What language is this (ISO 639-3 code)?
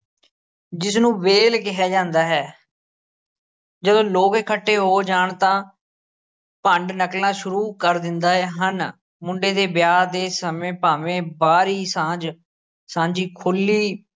pan